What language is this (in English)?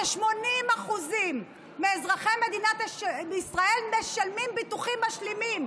Hebrew